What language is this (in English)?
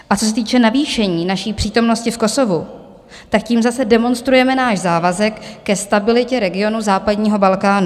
Czech